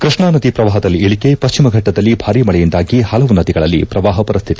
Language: Kannada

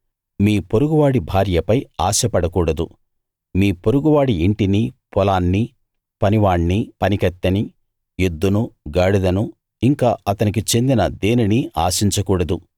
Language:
Telugu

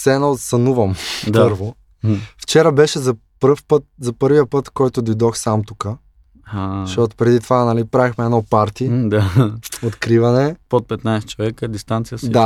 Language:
Bulgarian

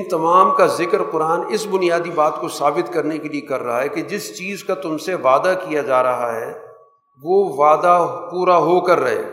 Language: Urdu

